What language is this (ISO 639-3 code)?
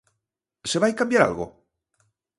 glg